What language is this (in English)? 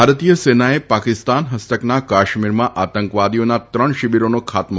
Gujarati